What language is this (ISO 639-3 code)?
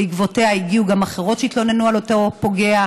heb